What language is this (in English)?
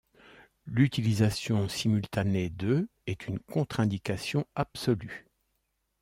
French